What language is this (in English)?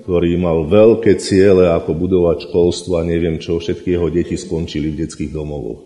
Slovak